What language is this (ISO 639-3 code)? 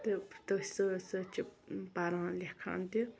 kas